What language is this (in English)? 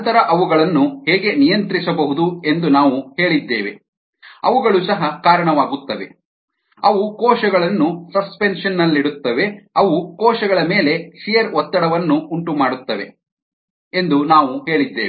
Kannada